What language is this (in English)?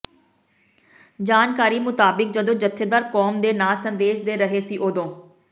Punjabi